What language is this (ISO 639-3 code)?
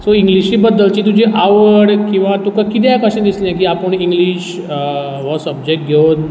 kok